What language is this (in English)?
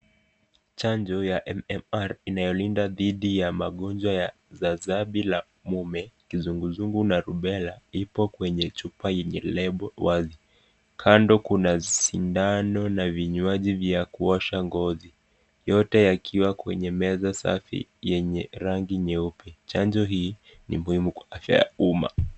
Swahili